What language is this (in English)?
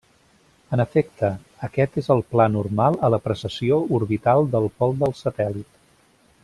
Catalan